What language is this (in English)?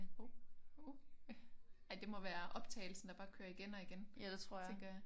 Danish